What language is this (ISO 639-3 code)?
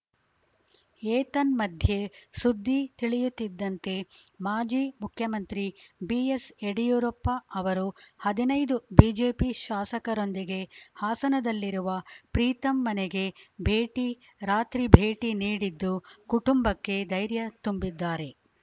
kan